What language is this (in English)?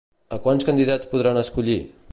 Catalan